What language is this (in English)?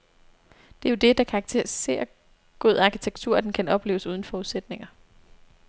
Danish